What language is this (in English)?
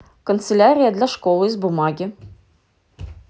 Russian